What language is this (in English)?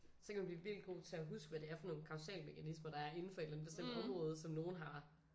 Danish